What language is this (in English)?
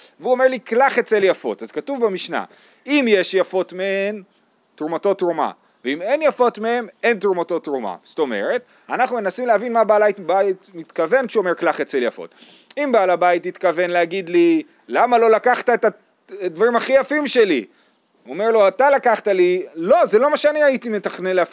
Hebrew